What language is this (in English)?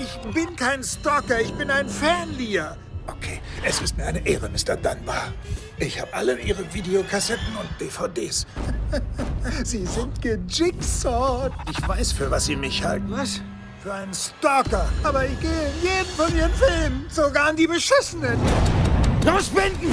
German